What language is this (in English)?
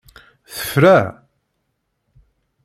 Kabyle